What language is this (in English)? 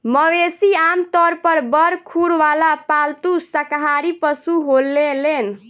Bhojpuri